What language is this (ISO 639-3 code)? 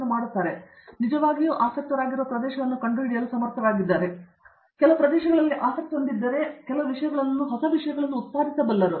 kan